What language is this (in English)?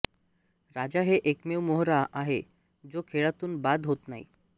Marathi